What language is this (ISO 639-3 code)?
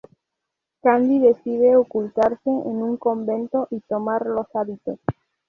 spa